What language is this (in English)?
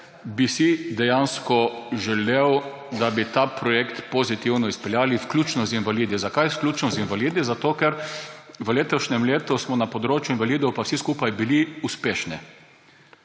Slovenian